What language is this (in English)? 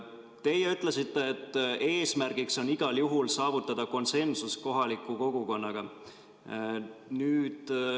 Estonian